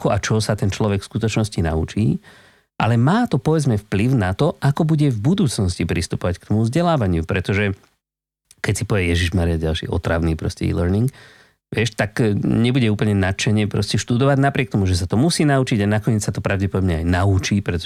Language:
Slovak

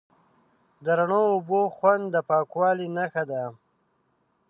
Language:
Pashto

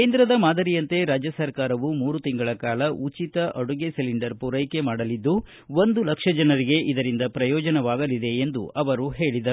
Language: Kannada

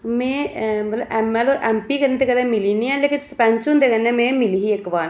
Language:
Dogri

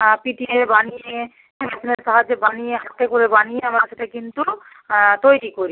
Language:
Bangla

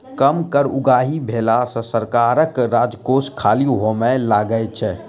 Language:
Maithili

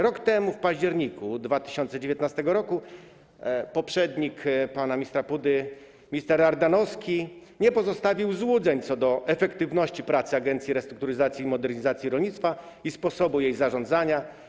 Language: Polish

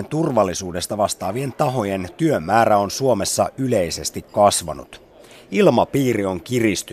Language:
Finnish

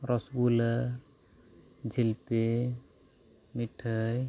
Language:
Santali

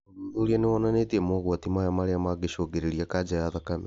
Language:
Kikuyu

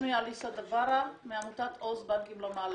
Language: Hebrew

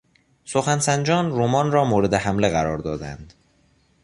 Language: Persian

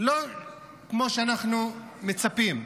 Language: Hebrew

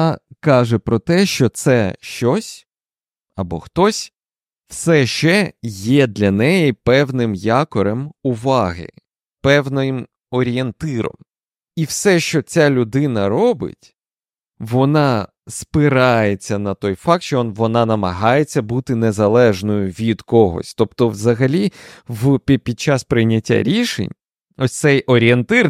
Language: Ukrainian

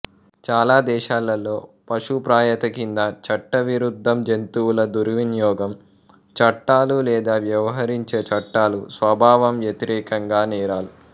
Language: Telugu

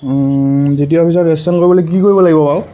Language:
Assamese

